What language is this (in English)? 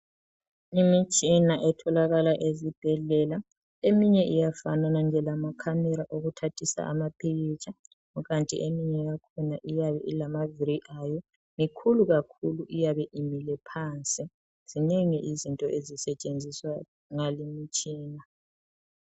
North Ndebele